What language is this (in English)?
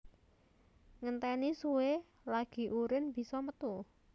Javanese